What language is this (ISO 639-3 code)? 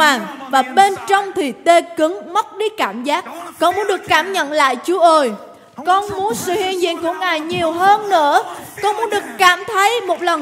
vie